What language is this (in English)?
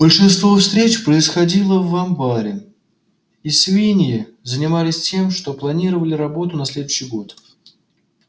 Russian